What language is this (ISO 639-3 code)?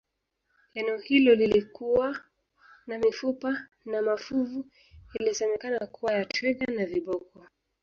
swa